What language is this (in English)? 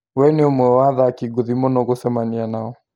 Kikuyu